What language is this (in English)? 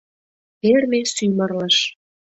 Mari